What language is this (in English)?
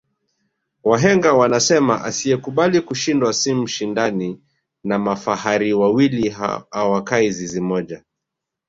Swahili